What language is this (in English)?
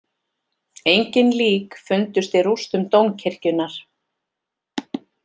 Icelandic